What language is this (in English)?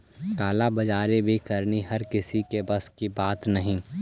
Magahi